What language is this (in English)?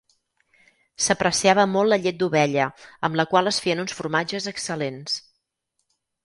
Catalan